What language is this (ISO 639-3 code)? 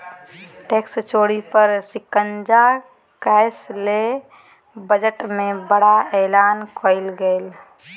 mag